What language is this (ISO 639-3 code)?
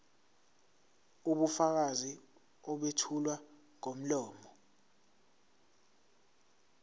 zul